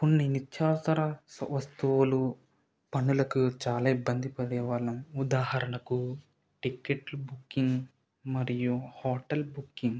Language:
Telugu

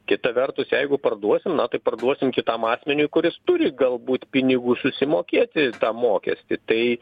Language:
Lithuanian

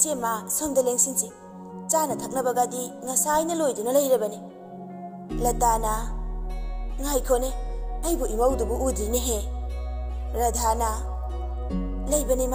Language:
Arabic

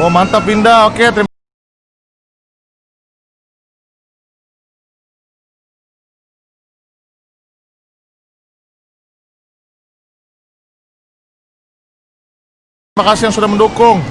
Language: Indonesian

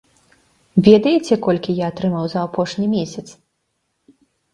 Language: Belarusian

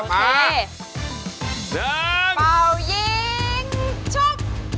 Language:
Thai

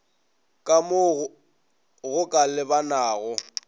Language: Northern Sotho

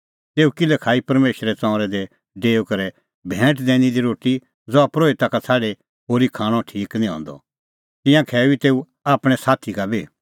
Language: Kullu Pahari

